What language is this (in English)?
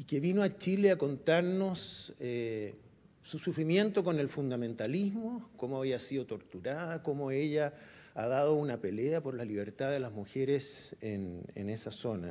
Spanish